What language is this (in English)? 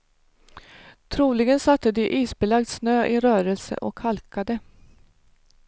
Swedish